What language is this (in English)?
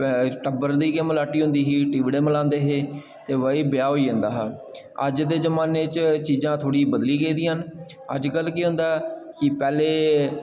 Dogri